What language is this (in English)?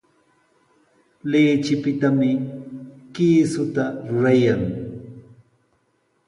Sihuas Ancash Quechua